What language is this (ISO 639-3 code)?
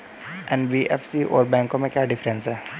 hin